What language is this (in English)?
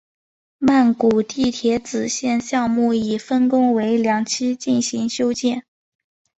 Chinese